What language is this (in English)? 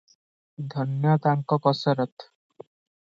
Odia